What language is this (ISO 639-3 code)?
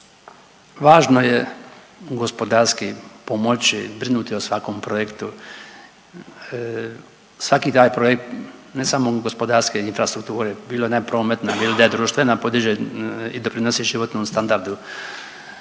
hrv